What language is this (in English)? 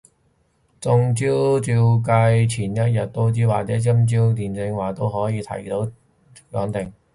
Cantonese